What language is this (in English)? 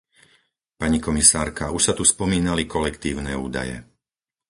Slovak